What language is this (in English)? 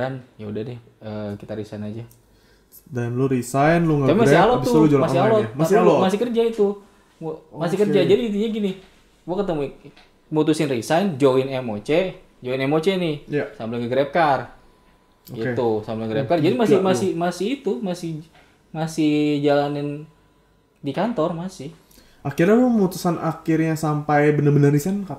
Indonesian